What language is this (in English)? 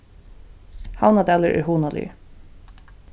Faroese